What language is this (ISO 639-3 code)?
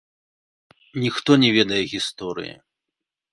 bel